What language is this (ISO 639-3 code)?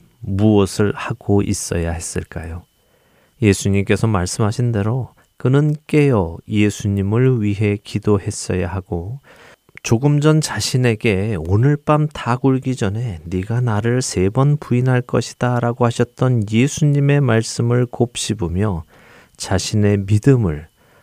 kor